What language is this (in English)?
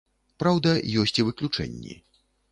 Belarusian